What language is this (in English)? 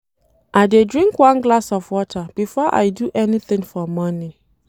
Nigerian Pidgin